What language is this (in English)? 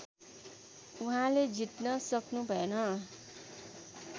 Nepali